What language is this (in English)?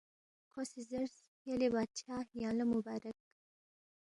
Balti